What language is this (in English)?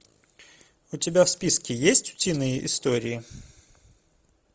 Russian